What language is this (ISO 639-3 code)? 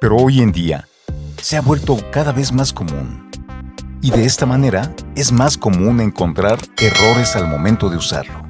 spa